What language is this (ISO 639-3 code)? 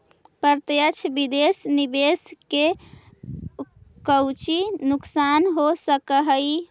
mag